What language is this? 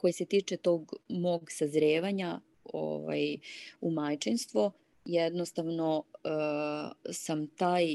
Croatian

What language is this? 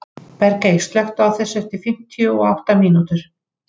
Icelandic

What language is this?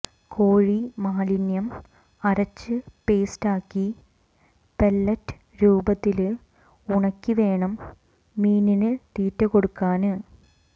Malayalam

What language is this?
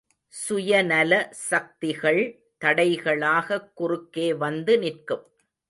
Tamil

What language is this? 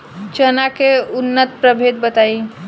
Bhojpuri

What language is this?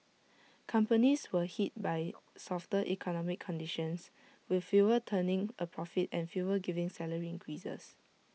English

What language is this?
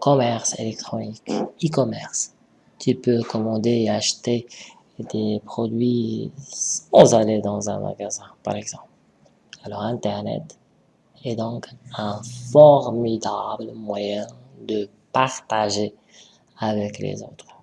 French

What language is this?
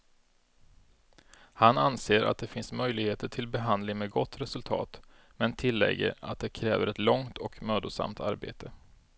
Swedish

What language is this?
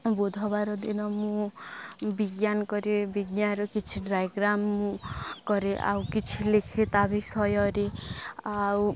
Odia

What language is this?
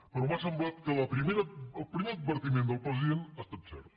Catalan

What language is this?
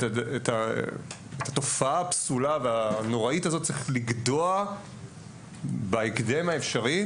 Hebrew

